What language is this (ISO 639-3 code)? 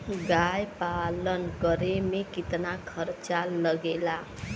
bho